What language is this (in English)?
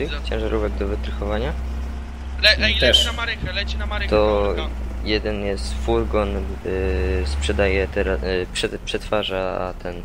Polish